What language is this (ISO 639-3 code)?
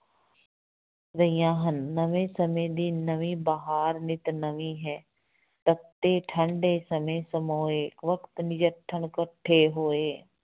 pan